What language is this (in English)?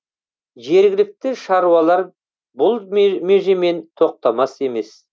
Kazakh